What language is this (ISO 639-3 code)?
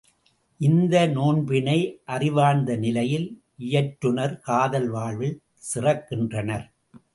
tam